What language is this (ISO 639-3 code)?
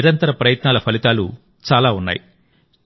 tel